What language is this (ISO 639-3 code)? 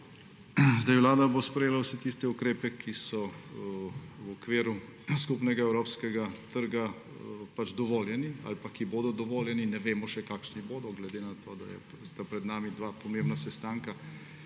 slv